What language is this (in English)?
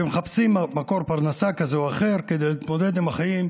Hebrew